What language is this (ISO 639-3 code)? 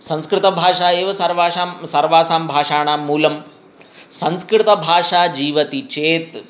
san